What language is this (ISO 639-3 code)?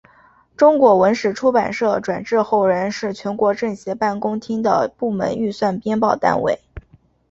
zho